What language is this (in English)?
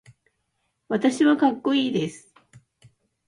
Japanese